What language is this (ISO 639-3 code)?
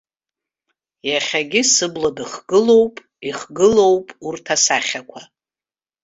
abk